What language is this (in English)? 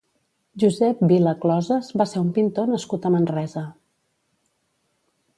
Catalan